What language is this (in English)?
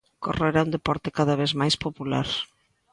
Galician